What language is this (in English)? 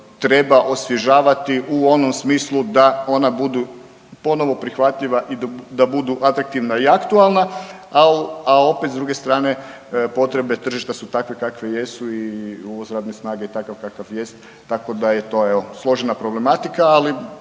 Croatian